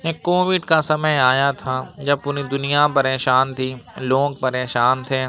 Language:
Urdu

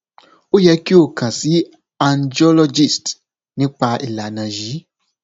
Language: Yoruba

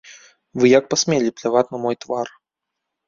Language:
Belarusian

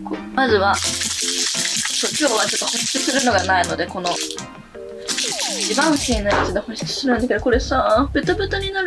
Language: Japanese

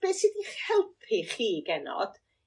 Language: Welsh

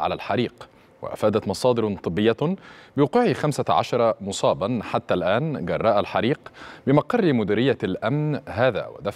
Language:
Arabic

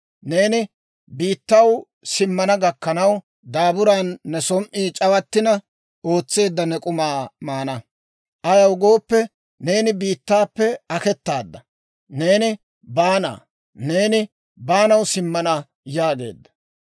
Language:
Dawro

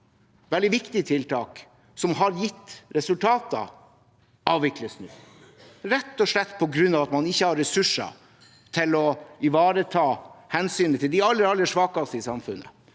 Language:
Norwegian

